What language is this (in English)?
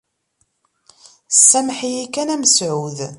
Kabyle